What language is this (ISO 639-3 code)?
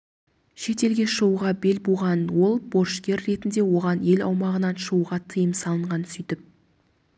kaz